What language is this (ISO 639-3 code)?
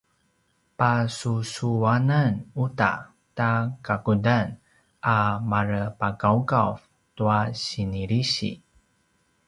pwn